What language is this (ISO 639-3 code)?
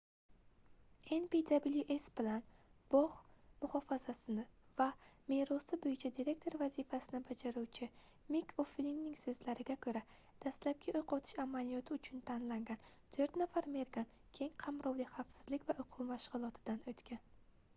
uzb